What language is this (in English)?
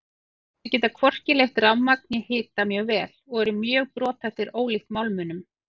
Icelandic